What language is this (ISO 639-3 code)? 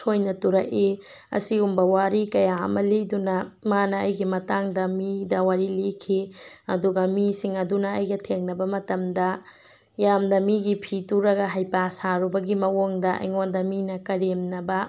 mni